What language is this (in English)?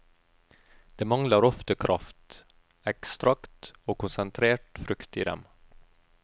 Norwegian